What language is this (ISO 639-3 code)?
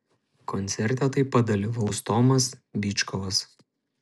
lit